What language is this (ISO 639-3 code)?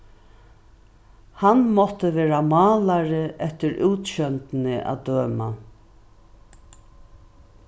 fao